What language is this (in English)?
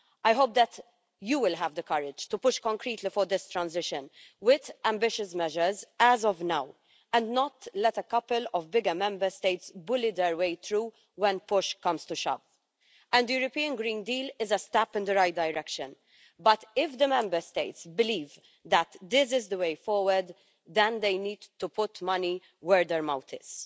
English